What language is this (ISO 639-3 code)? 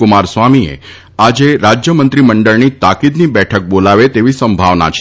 guj